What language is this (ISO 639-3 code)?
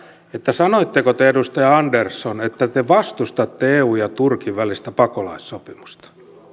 fin